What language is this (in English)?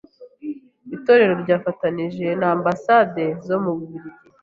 Kinyarwanda